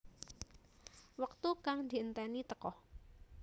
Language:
Javanese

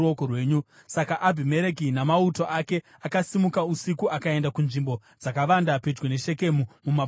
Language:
Shona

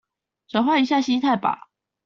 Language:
Chinese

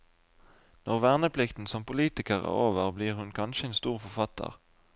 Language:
Norwegian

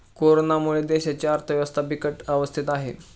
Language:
Marathi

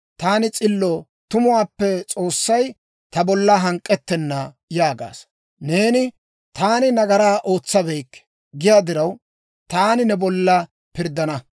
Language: Dawro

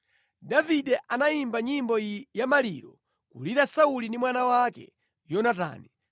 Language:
Nyanja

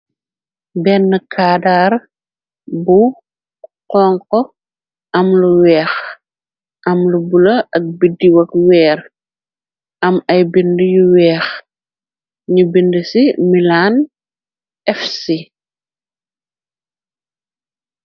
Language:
Wolof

